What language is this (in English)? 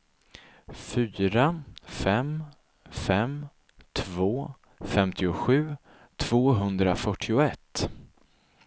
Swedish